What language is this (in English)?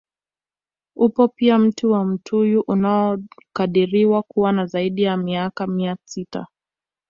Swahili